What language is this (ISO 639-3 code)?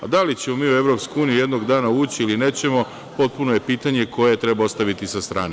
srp